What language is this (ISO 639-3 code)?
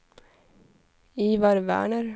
swe